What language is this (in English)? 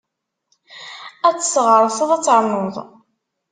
Kabyle